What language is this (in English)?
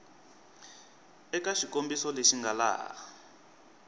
Tsonga